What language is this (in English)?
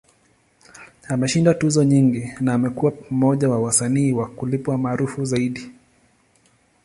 Swahili